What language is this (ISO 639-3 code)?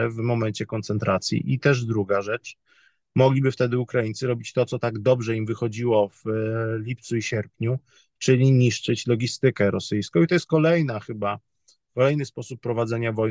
pol